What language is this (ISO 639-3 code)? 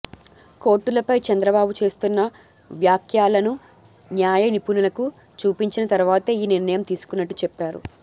tel